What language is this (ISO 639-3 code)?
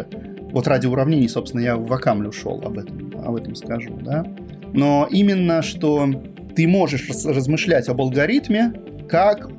rus